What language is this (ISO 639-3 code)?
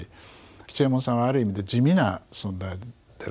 jpn